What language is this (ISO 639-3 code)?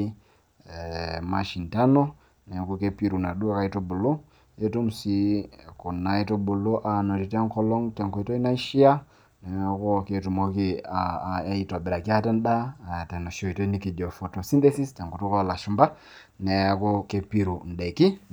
mas